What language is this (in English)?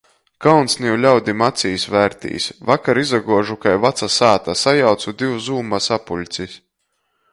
Latgalian